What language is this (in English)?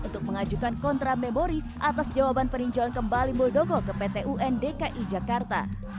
Indonesian